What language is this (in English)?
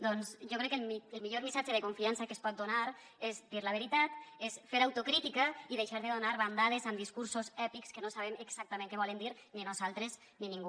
Catalan